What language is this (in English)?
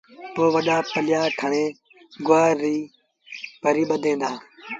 Sindhi Bhil